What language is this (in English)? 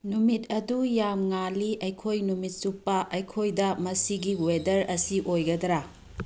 Manipuri